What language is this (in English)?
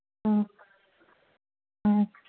Manipuri